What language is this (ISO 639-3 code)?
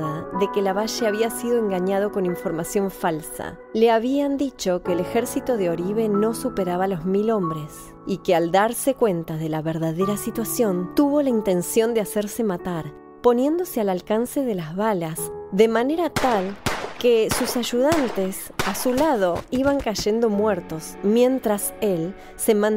spa